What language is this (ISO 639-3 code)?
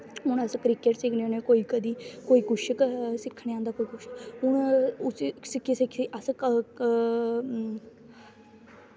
doi